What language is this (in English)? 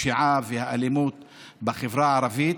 Hebrew